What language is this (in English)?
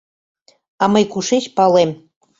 Mari